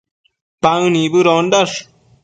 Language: Matsés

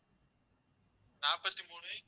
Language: Tamil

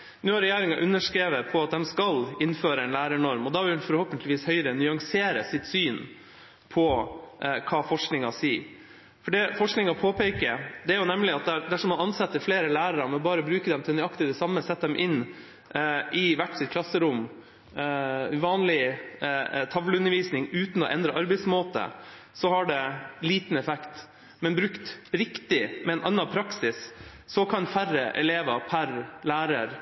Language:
Norwegian Bokmål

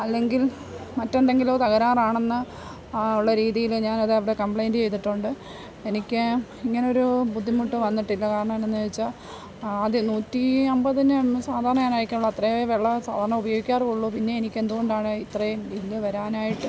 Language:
Malayalam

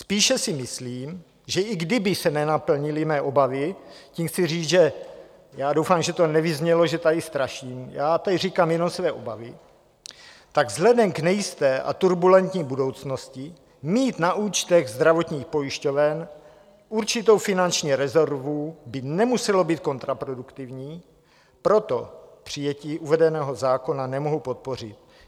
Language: Czech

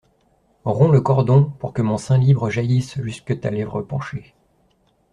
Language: French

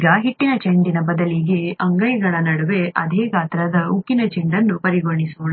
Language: Kannada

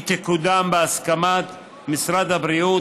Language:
Hebrew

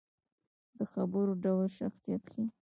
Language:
Pashto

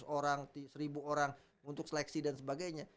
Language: Indonesian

